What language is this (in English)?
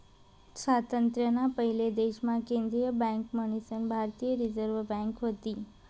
Marathi